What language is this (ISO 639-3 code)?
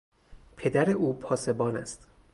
fas